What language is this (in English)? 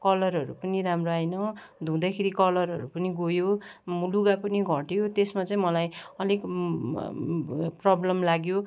Nepali